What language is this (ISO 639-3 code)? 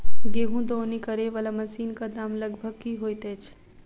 mai